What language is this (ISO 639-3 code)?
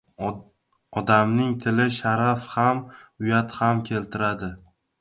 uzb